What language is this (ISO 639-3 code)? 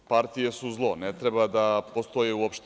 srp